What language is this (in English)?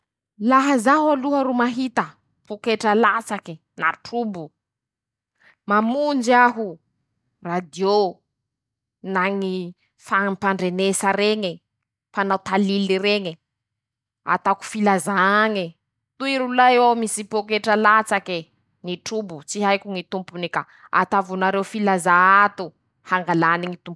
Masikoro Malagasy